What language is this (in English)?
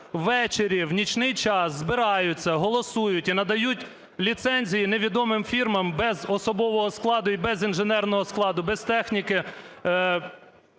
Ukrainian